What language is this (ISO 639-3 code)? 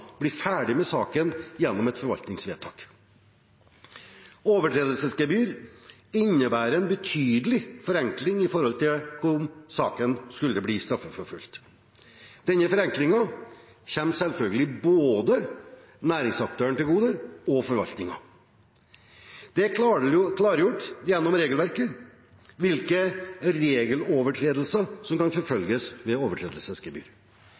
nob